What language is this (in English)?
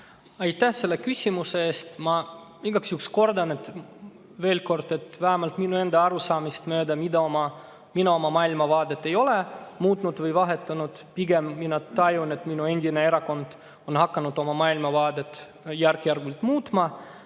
Estonian